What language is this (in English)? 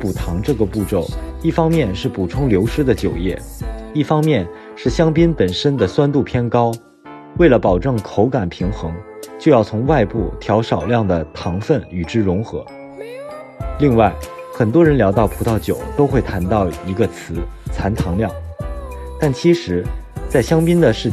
Chinese